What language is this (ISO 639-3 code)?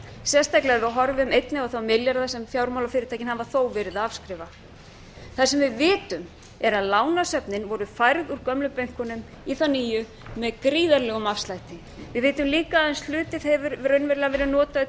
isl